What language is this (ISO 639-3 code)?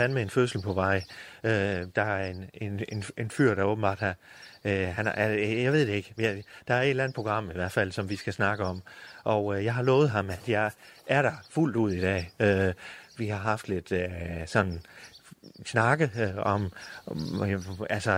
dan